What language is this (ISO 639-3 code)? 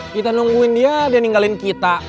ind